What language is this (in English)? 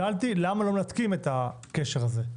Hebrew